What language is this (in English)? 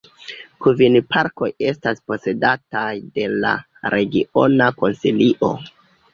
Esperanto